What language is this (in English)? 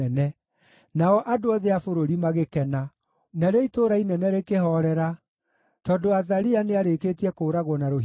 Kikuyu